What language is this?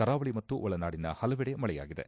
Kannada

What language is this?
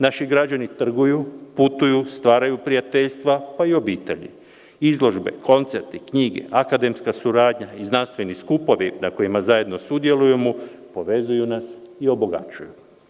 Serbian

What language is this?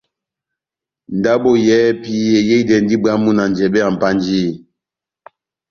Batanga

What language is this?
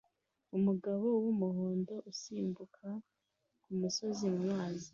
Kinyarwanda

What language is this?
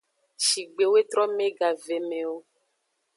Aja (Benin)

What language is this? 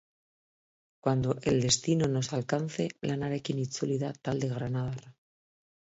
Basque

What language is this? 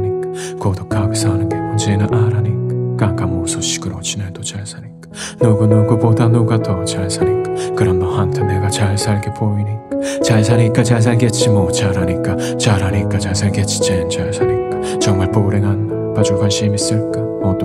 Korean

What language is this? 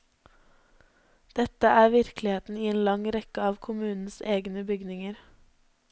Norwegian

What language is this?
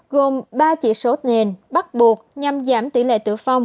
Vietnamese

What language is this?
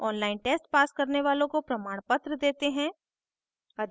Hindi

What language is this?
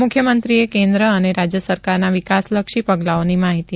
Gujarati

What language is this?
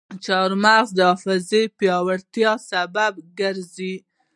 Pashto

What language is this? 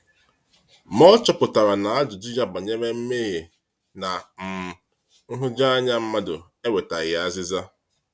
Igbo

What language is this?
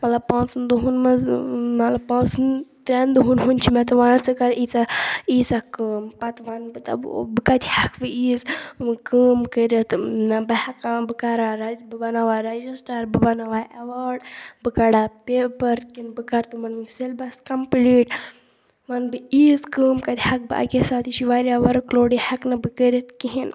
Kashmiri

